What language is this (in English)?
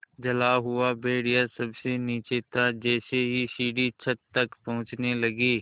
Hindi